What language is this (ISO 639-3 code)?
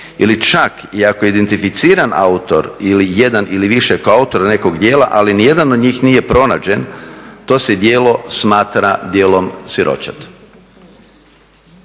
hrv